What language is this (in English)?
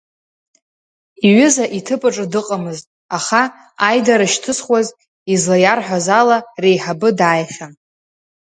Abkhazian